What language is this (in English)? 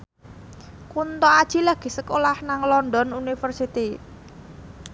Javanese